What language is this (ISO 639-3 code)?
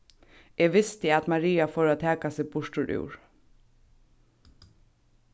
fao